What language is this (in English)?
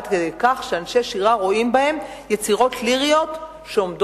Hebrew